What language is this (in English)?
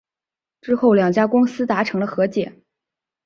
Chinese